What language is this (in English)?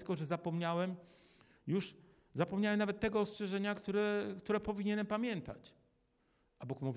Polish